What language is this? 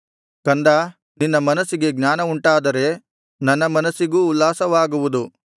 Kannada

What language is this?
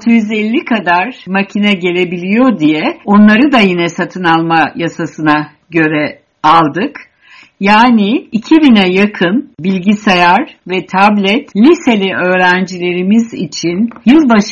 Turkish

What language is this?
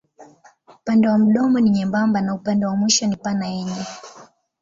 Swahili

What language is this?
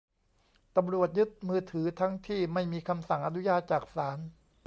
Thai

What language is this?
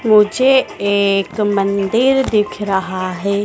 Hindi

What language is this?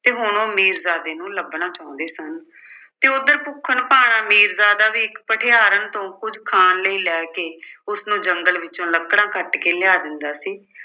Punjabi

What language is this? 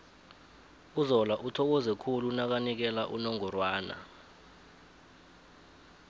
South Ndebele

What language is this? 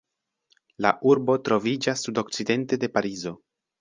Esperanto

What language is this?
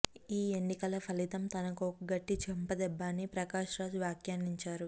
Telugu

